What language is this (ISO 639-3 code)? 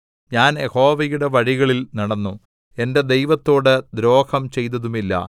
mal